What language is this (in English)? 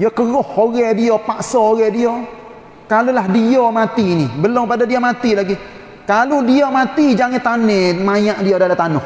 Malay